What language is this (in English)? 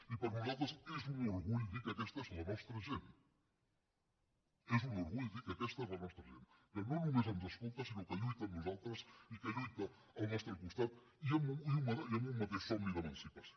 Catalan